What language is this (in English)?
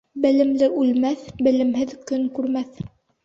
Bashkir